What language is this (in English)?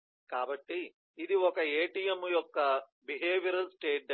Telugu